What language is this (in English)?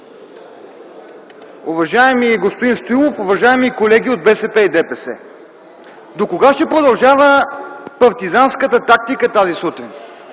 Bulgarian